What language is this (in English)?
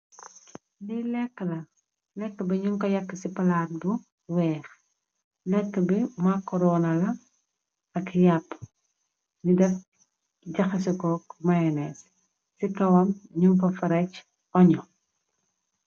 Wolof